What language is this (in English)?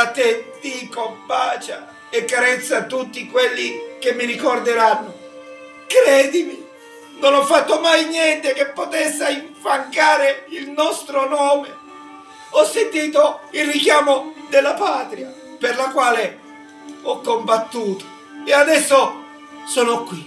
Italian